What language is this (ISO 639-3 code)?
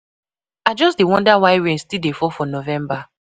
pcm